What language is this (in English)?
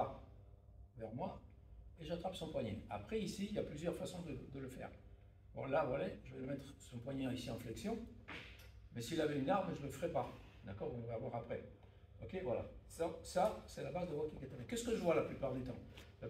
French